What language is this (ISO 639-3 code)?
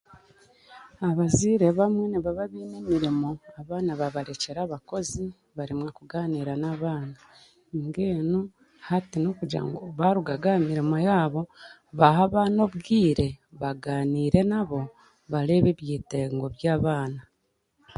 cgg